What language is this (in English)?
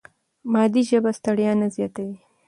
Pashto